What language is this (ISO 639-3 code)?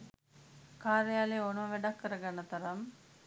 sin